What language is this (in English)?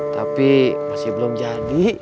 Indonesian